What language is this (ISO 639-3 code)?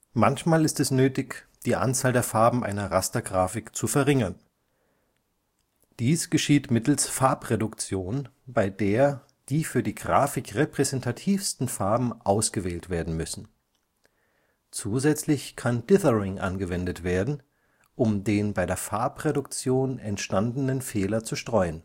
deu